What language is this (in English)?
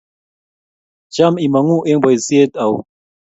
Kalenjin